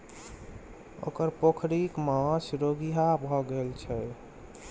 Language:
Maithili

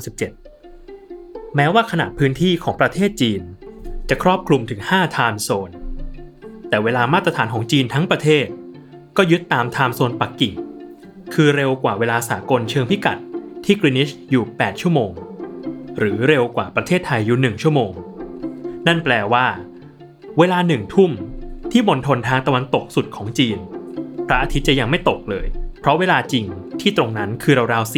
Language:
Thai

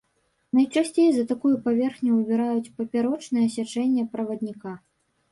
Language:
Belarusian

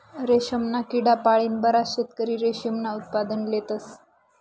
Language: Marathi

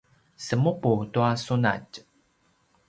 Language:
Paiwan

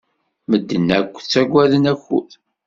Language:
Kabyle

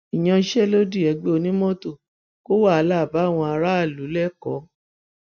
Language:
Yoruba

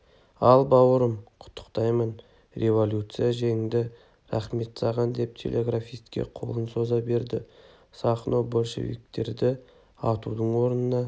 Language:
Kazakh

